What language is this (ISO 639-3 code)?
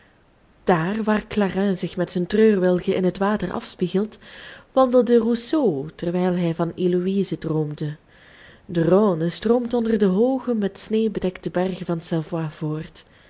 nld